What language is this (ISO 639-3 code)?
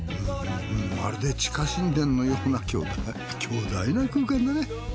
jpn